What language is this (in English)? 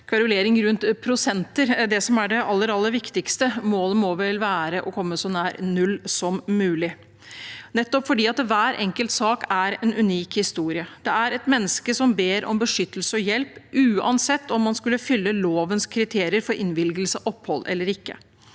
Norwegian